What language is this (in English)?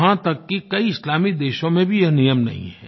Hindi